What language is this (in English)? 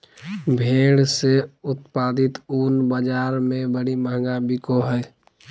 Magahi